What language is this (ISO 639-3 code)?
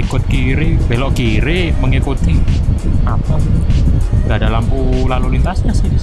ind